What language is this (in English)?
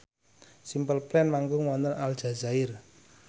Javanese